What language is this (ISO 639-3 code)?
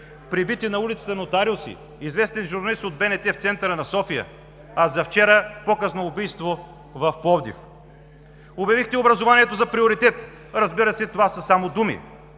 bul